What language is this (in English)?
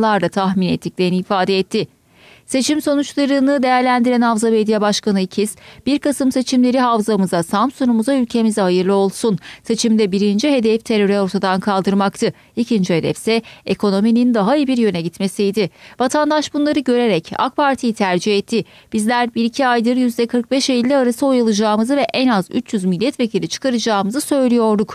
Turkish